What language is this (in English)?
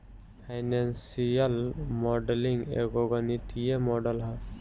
Bhojpuri